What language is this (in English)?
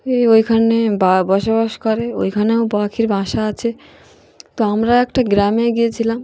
Bangla